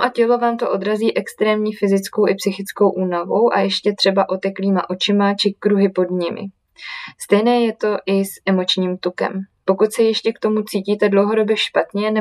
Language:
Czech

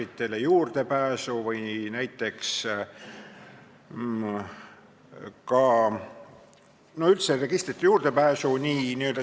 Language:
Estonian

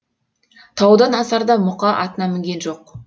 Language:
Kazakh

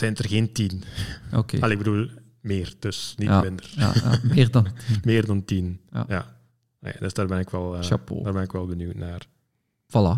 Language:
Dutch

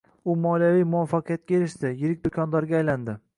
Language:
Uzbek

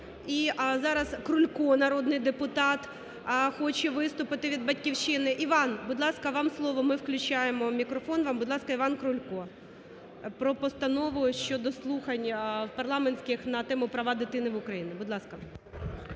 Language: Ukrainian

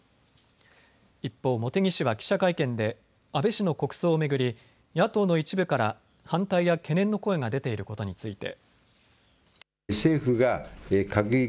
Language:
Japanese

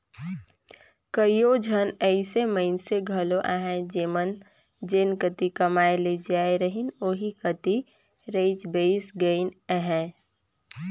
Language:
Chhattisgarhi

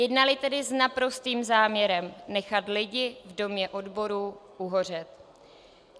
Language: Czech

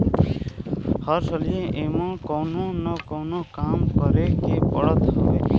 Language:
Bhojpuri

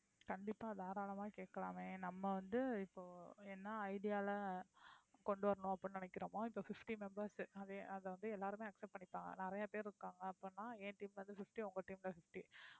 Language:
Tamil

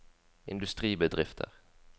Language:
Norwegian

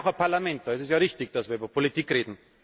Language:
German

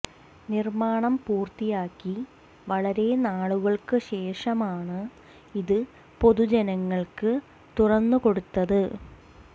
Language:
Malayalam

